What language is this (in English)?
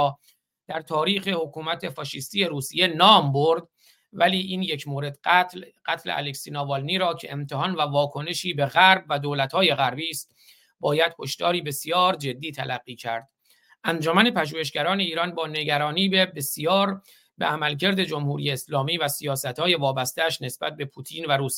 Persian